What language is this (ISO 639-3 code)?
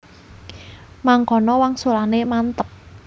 jav